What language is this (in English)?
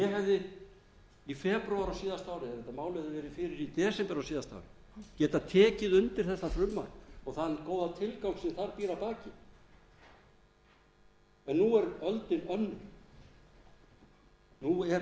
Icelandic